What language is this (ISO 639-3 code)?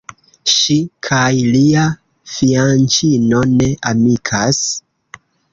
epo